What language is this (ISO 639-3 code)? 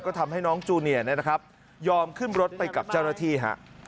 tha